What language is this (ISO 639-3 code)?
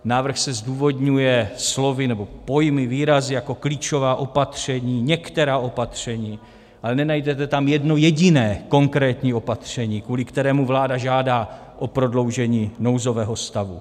ces